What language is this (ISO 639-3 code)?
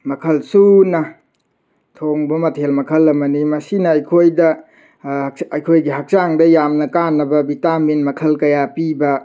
mni